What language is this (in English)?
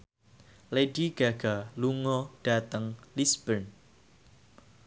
Javanese